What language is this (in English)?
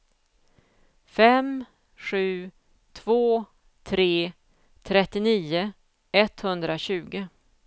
Swedish